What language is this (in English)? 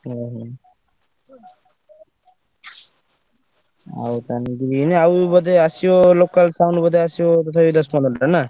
Odia